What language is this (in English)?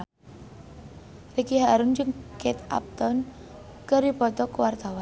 Sundanese